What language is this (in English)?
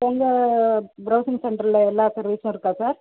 Tamil